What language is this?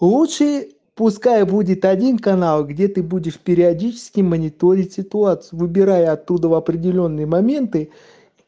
Russian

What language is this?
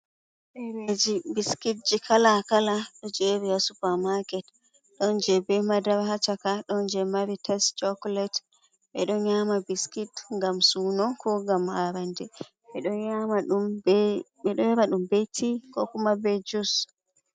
Fula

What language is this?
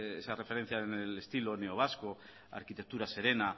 Spanish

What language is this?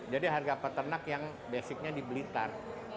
Indonesian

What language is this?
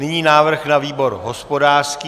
Czech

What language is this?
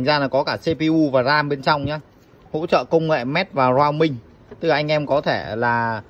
Vietnamese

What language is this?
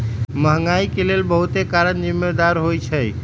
Magahi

